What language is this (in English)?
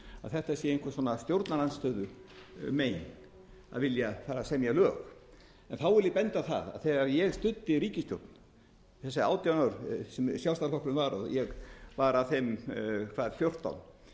Icelandic